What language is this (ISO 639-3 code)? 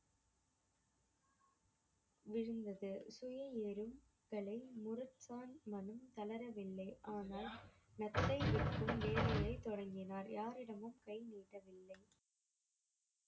tam